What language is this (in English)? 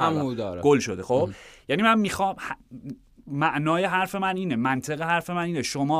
Persian